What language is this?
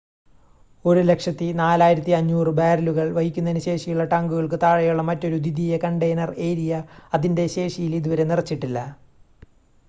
Malayalam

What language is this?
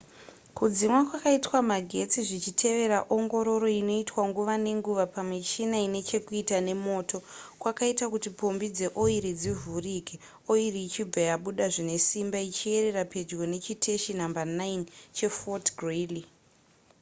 Shona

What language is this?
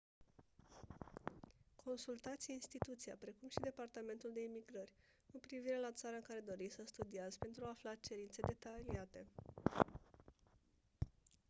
Romanian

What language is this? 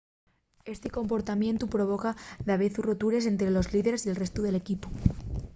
Asturian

